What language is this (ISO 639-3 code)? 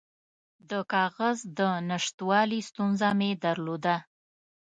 pus